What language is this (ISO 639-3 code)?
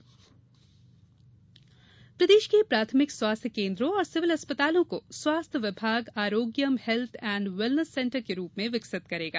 hin